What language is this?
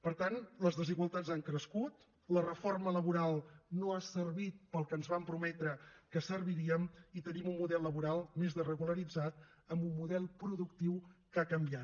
Catalan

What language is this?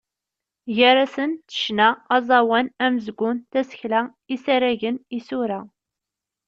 Kabyle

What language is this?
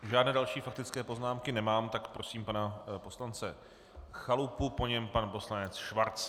Czech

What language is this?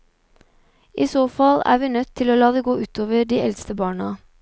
Norwegian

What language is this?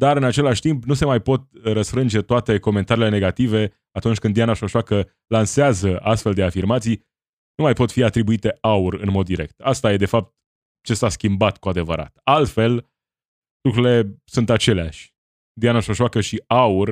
Romanian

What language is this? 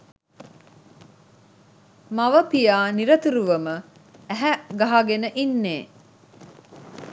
Sinhala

